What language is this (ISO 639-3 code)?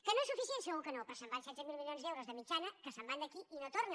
cat